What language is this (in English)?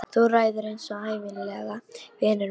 Icelandic